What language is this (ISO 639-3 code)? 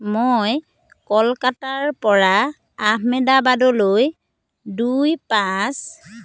asm